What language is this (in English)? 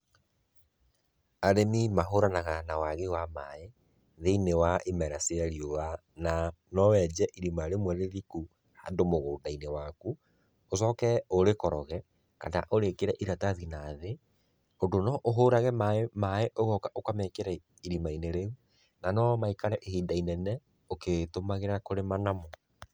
Kikuyu